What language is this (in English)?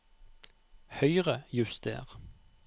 Norwegian